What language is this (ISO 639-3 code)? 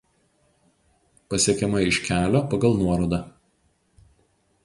lit